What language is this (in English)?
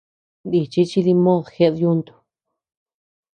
Tepeuxila Cuicatec